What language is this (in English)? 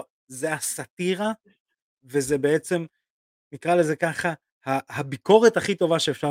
Hebrew